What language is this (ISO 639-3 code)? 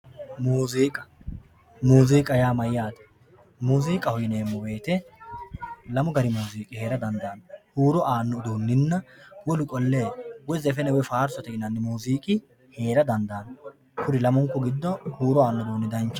sid